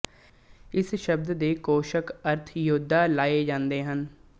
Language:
Punjabi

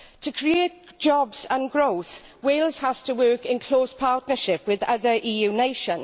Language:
English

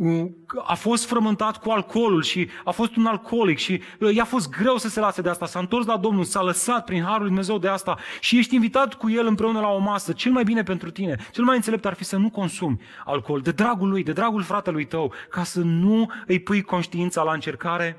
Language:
Romanian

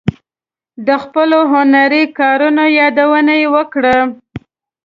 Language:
Pashto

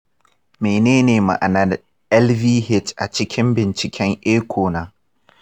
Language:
Hausa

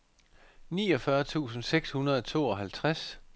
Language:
Danish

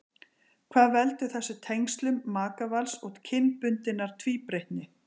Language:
Icelandic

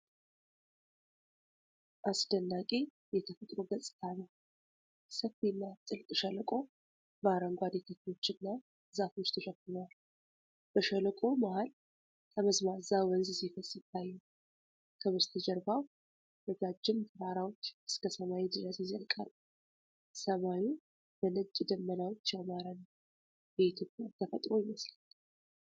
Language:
Amharic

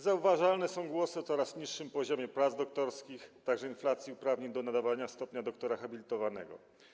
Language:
Polish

